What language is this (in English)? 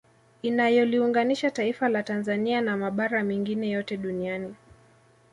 Swahili